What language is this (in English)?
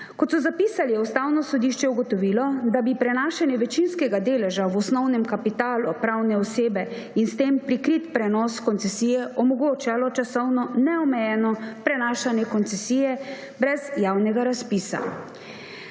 Slovenian